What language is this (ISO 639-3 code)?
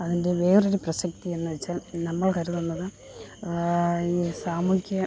mal